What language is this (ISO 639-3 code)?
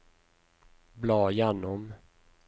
nor